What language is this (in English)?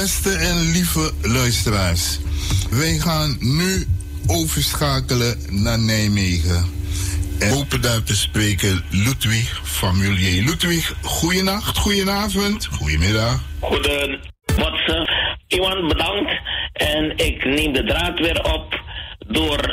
Dutch